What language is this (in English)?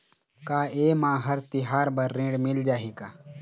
Chhattisgarhi